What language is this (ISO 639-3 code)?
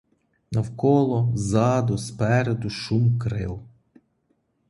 ukr